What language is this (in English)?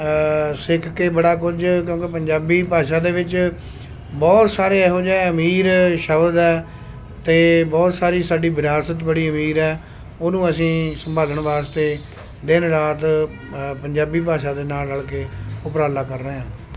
Punjabi